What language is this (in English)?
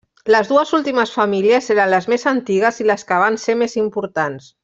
Catalan